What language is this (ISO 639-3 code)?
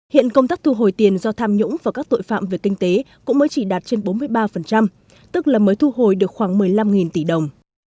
vie